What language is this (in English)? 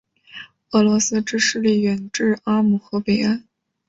Chinese